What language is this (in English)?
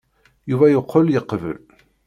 Kabyle